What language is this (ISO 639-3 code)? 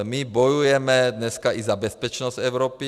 ces